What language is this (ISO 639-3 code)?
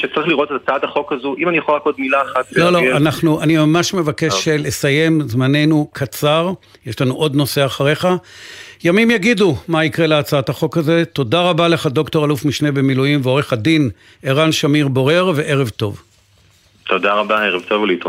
heb